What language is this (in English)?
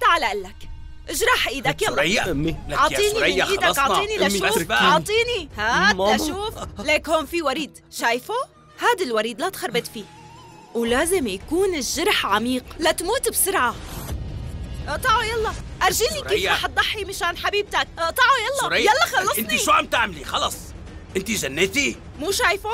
Arabic